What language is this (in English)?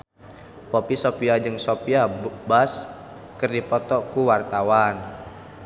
Sundanese